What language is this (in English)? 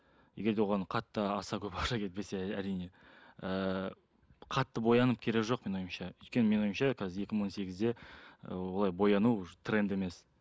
Kazakh